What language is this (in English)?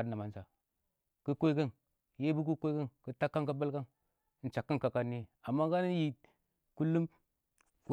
Awak